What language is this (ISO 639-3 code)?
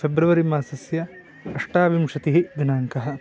san